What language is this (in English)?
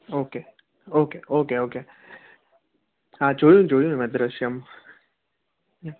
Gujarati